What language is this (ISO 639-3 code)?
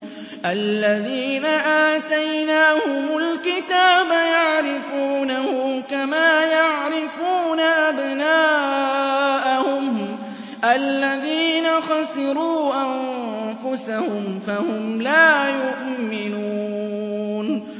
ara